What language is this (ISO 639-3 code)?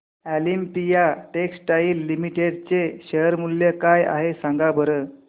mar